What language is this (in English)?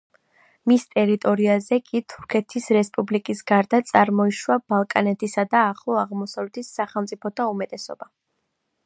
Georgian